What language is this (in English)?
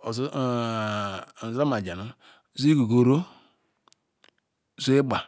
Ikwere